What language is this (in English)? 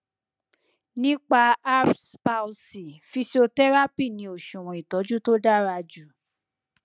Yoruba